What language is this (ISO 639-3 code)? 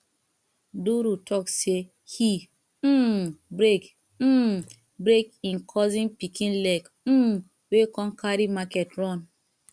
pcm